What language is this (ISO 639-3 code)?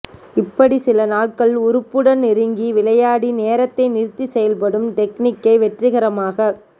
tam